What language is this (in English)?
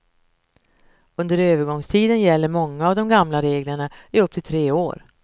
Swedish